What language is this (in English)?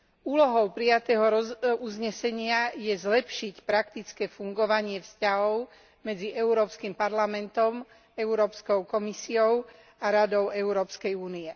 Slovak